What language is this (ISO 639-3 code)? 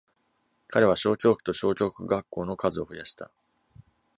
jpn